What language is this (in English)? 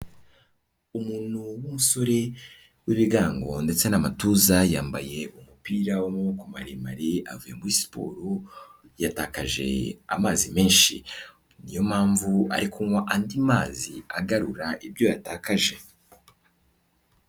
Kinyarwanda